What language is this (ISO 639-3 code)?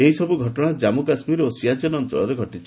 ori